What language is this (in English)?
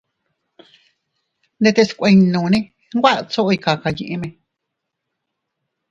Teutila Cuicatec